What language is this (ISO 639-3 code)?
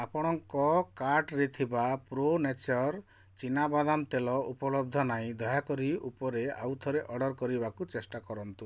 ori